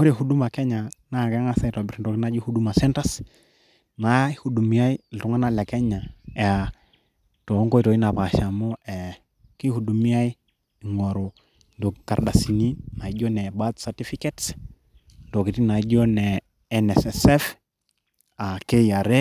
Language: Masai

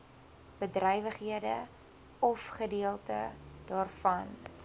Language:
Afrikaans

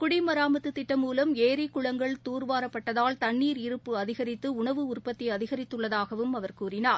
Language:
Tamil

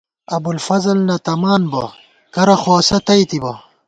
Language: Gawar-Bati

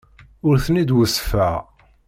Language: Kabyle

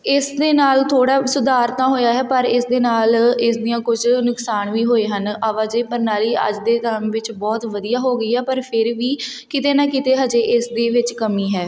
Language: Punjabi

